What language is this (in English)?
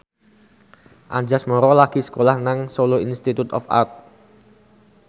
Javanese